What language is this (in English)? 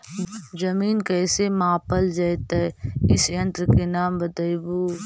Magahi